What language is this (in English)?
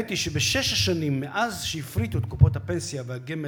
Hebrew